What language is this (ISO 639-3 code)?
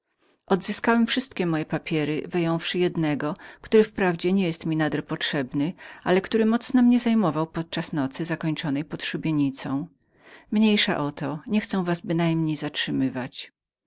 pol